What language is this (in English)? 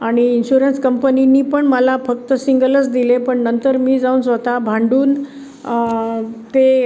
Marathi